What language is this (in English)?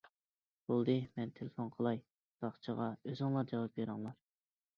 Uyghur